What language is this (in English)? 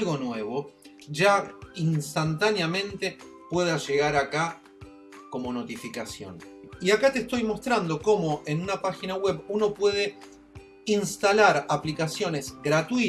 Spanish